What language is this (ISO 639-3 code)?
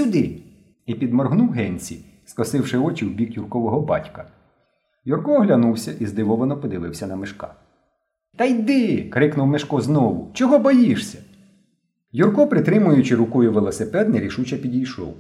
ukr